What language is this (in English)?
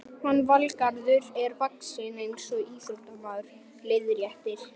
Icelandic